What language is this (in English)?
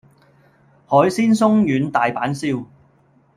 Cantonese